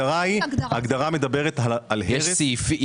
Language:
Hebrew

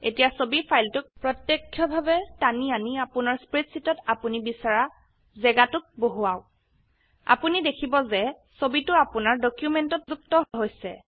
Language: Assamese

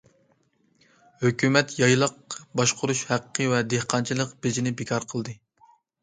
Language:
Uyghur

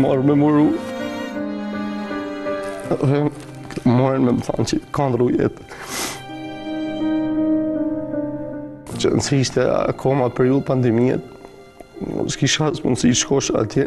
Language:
Romanian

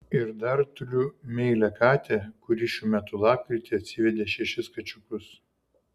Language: Lithuanian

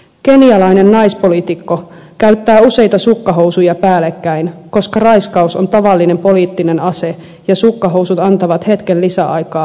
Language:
Finnish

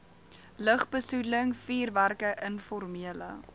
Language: Afrikaans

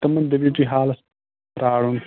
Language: Kashmiri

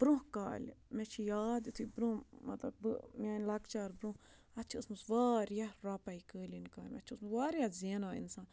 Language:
Kashmiri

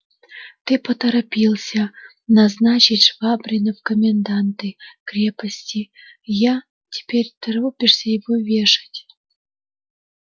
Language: Russian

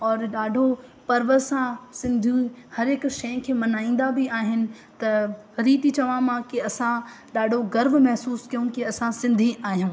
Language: Sindhi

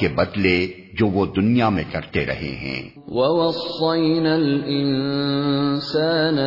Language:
Urdu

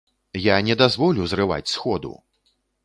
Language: Belarusian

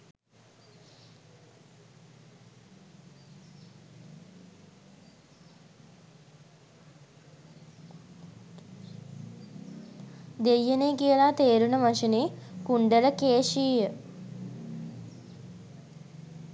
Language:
Sinhala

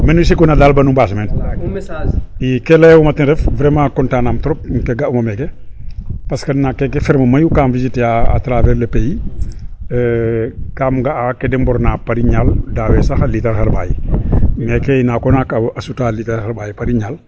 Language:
Serer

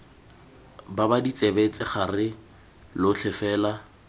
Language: Tswana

